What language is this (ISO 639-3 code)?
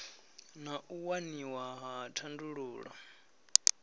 ven